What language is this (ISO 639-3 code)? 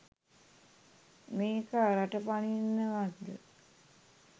sin